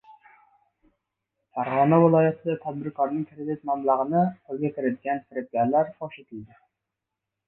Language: Uzbek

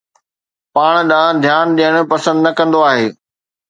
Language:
Sindhi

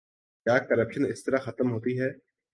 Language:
Urdu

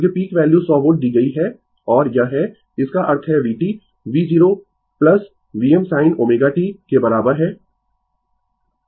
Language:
Hindi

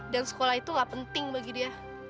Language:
Indonesian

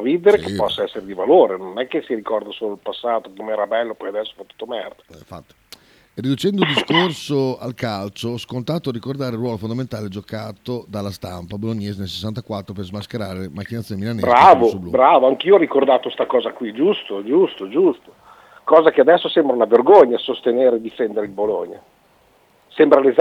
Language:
Italian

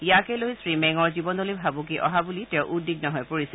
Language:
Assamese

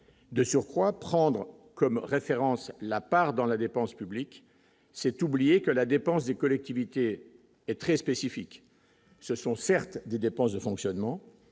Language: French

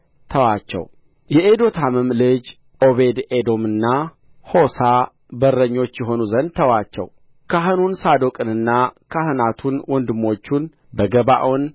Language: Amharic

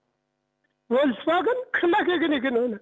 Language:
Kazakh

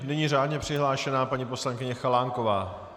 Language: Czech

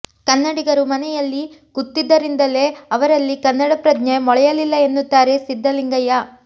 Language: Kannada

